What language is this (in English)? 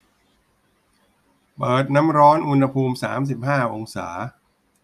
Thai